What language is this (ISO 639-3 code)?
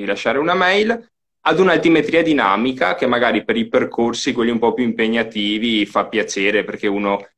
ita